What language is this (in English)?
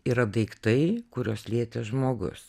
Lithuanian